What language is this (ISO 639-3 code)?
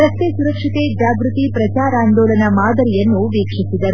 kan